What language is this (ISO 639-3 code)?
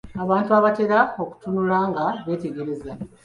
lug